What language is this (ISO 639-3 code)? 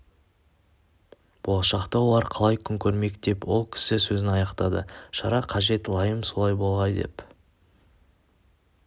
kaz